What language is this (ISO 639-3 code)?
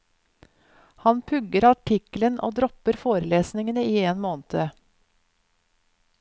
nor